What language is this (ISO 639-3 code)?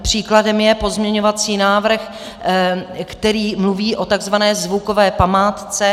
ces